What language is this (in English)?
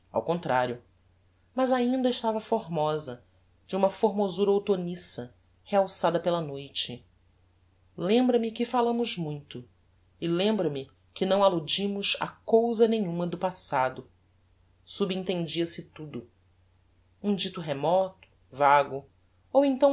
Portuguese